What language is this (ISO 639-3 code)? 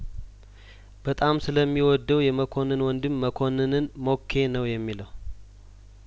amh